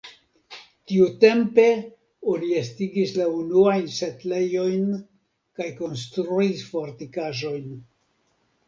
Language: Esperanto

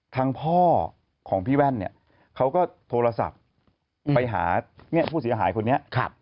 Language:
Thai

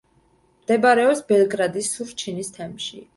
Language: Georgian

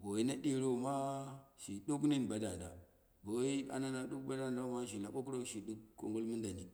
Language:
Dera (Nigeria)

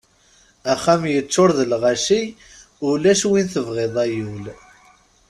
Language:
Kabyle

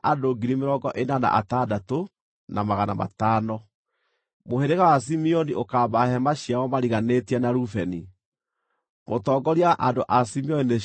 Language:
Kikuyu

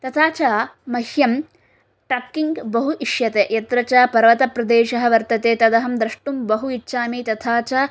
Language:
Sanskrit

